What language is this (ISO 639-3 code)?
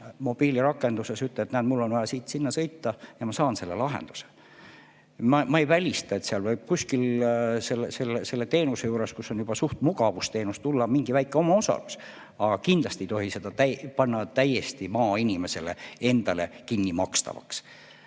est